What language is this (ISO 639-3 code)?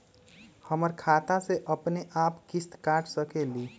mag